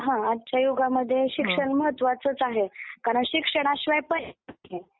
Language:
Marathi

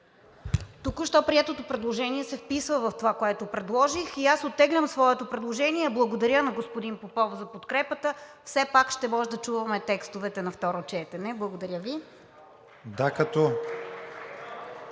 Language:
Bulgarian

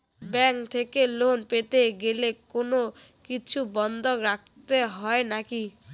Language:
Bangla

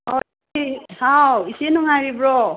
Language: Manipuri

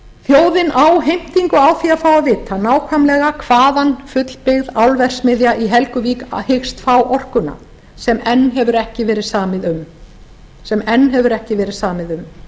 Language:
Icelandic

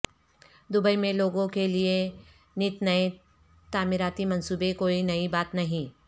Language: Urdu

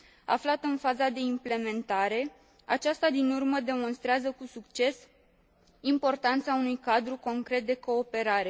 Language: Romanian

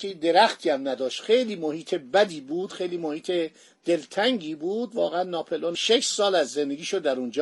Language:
Persian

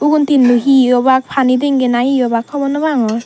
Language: Chakma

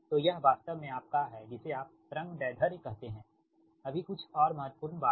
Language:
Hindi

